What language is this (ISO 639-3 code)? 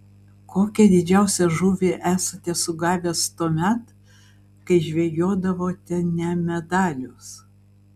lit